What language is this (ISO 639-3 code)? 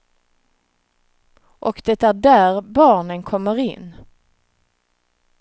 swe